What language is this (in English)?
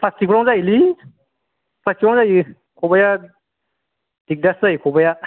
Bodo